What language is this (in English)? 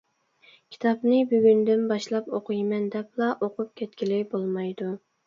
Uyghur